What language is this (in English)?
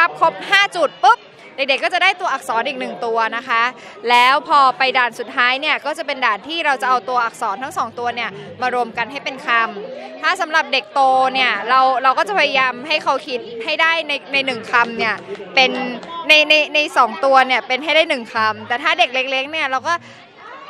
Thai